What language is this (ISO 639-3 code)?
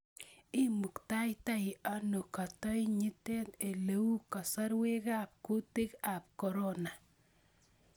kln